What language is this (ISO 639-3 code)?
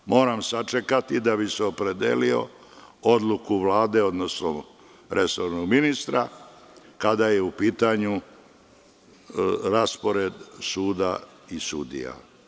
srp